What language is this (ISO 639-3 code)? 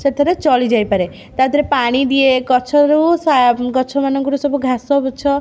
ori